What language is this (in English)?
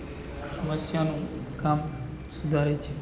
Gujarati